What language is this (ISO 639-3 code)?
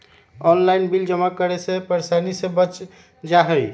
mag